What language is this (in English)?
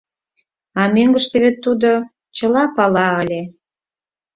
Mari